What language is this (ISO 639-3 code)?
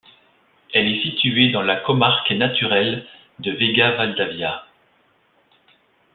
fra